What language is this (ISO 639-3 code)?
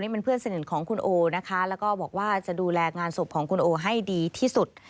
tha